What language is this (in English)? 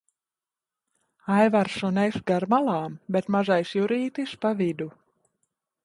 Latvian